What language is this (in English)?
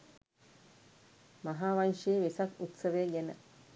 Sinhala